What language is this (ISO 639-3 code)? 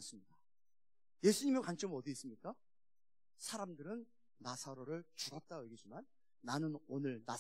kor